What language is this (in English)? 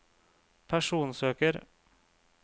Norwegian